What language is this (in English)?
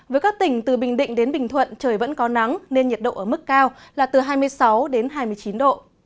Vietnamese